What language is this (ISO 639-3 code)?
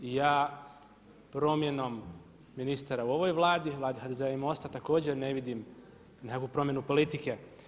hrv